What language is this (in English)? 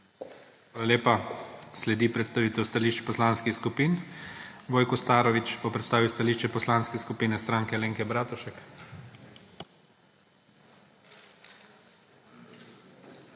Slovenian